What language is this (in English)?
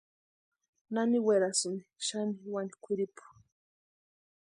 Western Highland Purepecha